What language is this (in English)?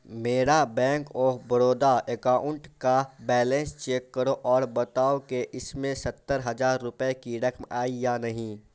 Urdu